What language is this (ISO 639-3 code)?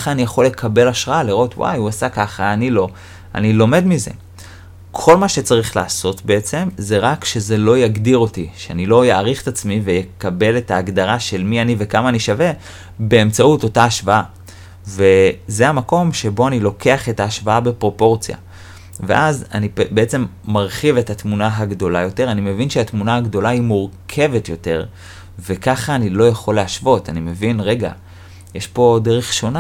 heb